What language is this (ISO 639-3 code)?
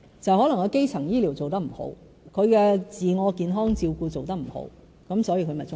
yue